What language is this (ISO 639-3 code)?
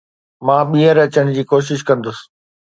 snd